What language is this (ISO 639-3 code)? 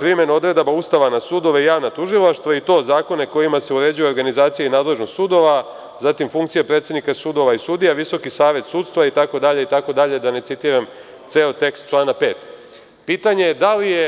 srp